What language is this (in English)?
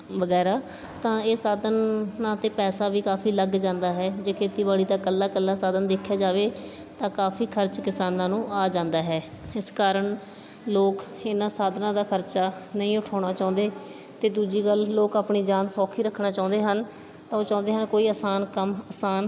Punjabi